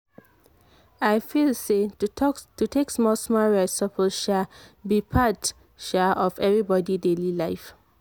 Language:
Nigerian Pidgin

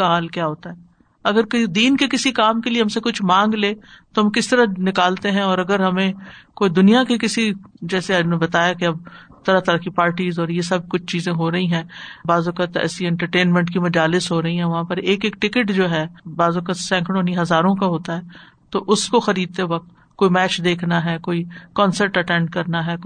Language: Urdu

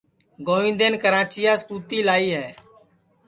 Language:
Sansi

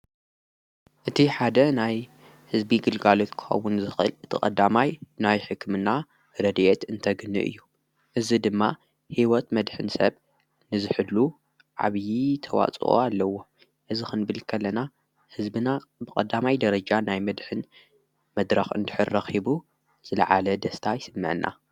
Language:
Tigrinya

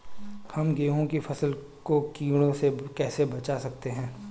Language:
Hindi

